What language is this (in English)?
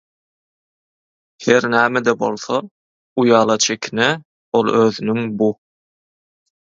Turkmen